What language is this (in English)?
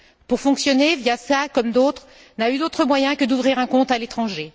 French